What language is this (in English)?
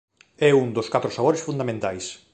Galician